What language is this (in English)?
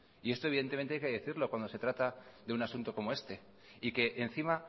Spanish